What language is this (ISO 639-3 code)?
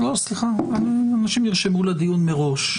heb